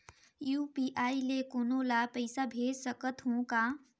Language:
Chhattisgarhi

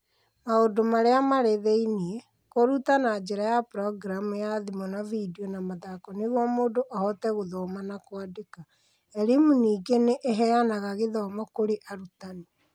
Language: Kikuyu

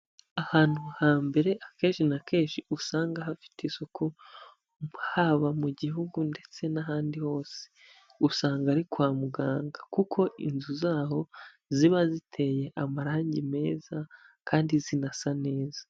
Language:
Kinyarwanda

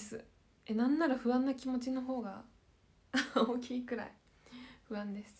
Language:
Japanese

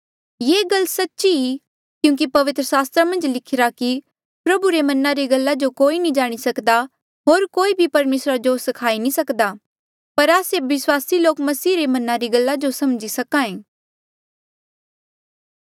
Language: Mandeali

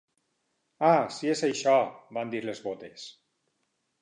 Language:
Catalan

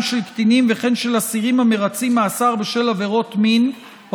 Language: Hebrew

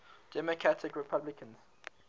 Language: English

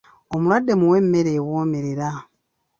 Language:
Ganda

